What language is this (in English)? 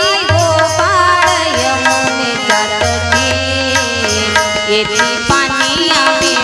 Marathi